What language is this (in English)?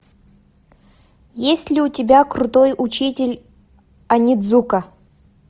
Russian